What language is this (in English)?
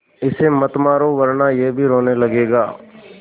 Hindi